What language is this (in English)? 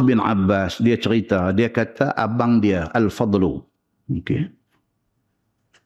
Malay